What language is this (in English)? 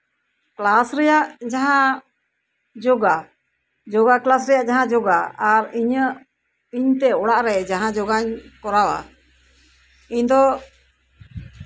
Santali